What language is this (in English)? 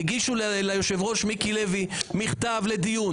Hebrew